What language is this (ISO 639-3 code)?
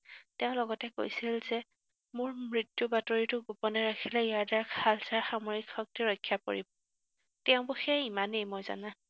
asm